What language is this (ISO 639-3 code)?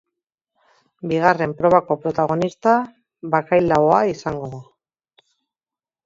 eus